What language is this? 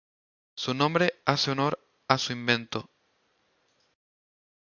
Spanish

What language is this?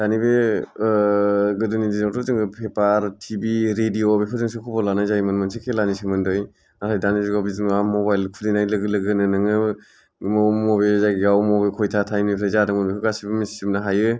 Bodo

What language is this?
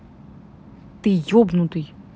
Russian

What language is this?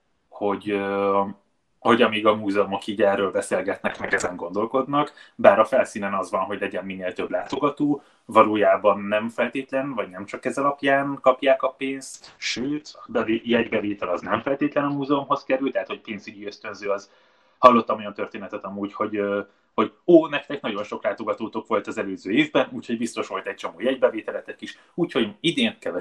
Hungarian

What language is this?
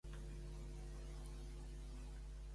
Catalan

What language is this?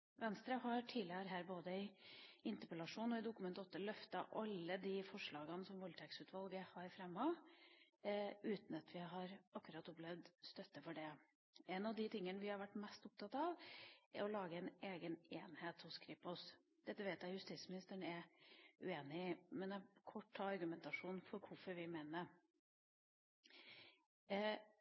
Norwegian Bokmål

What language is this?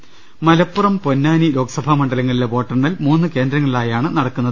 Malayalam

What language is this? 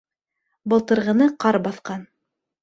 Bashkir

